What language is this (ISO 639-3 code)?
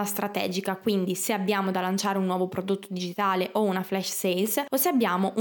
ita